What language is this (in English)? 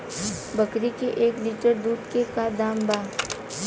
Bhojpuri